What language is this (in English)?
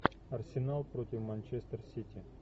Russian